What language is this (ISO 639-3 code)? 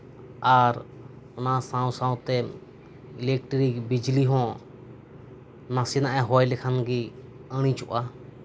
sat